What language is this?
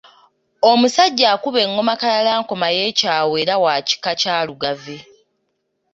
Ganda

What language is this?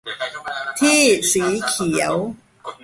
Thai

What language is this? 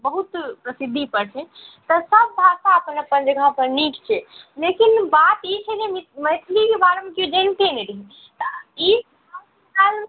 Maithili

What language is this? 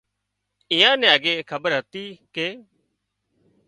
Wadiyara Koli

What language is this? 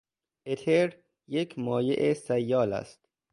Persian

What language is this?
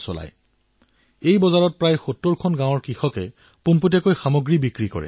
Assamese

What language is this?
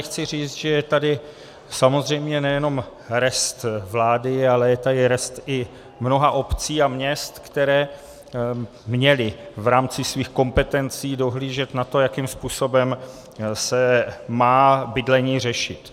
Czech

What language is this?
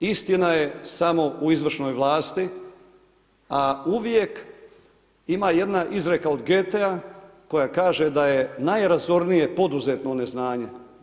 Croatian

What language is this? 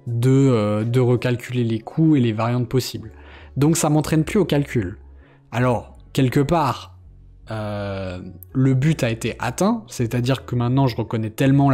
French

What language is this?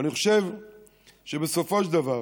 Hebrew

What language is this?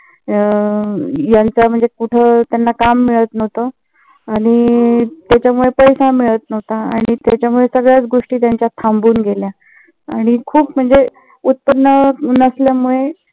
Marathi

